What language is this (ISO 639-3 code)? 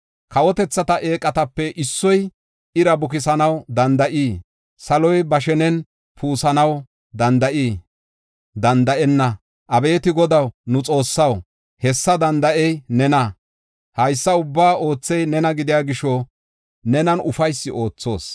gof